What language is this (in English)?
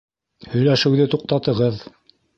Bashkir